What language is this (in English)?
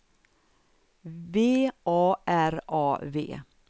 Swedish